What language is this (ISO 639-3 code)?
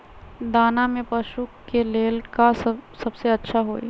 mag